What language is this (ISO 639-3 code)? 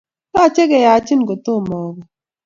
kln